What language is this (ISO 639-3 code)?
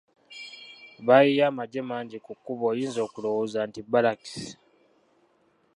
lug